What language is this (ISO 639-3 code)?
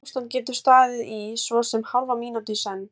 isl